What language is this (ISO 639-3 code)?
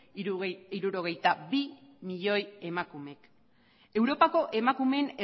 eus